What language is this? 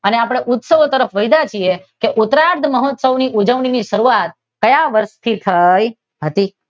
Gujarati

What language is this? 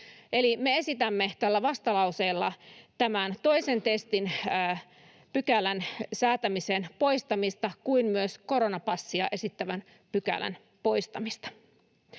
Finnish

